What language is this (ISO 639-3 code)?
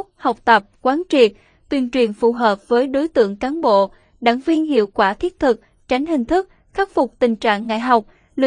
vie